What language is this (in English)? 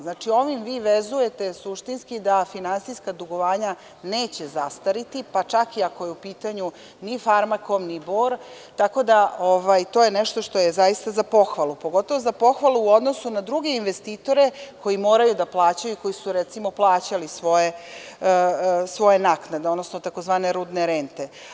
Serbian